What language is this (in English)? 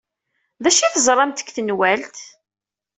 Kabyle